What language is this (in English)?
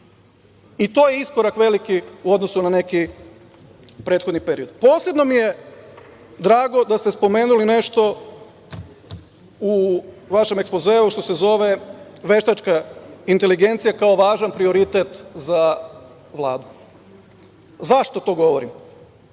Serbian